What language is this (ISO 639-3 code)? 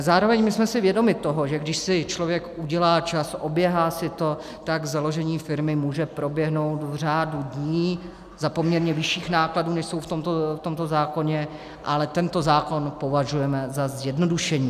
ces